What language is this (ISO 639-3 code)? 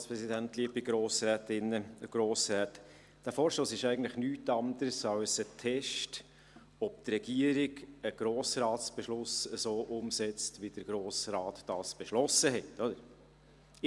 gsw